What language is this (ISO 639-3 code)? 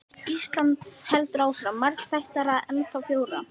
isl